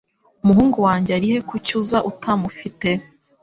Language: Kinyarwanda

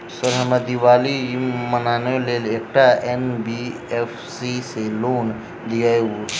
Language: Maithili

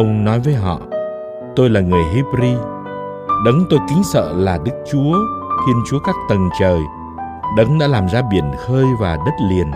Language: Vietnamese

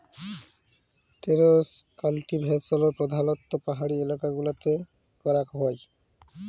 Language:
Bangla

